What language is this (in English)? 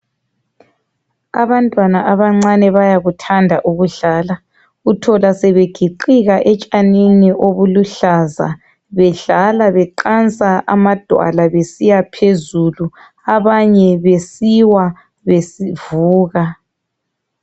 North Ndebele